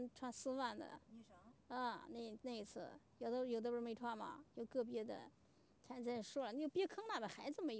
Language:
Chinese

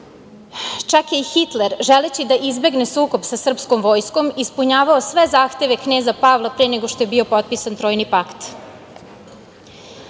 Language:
Serbian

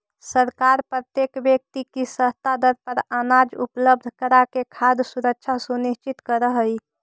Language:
Magahi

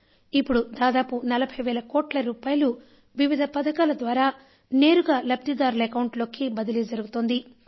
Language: Telugu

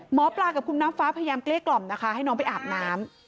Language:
Thai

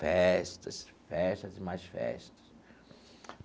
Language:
Portuguese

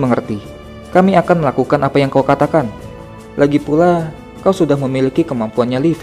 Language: Indonesian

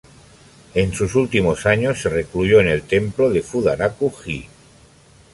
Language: Spanish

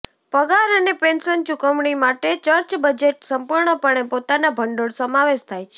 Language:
Gujarati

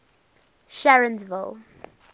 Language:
English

